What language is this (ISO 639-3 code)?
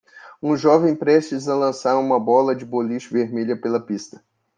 por